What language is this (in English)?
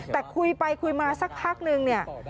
Thai